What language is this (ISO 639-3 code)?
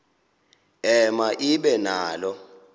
xho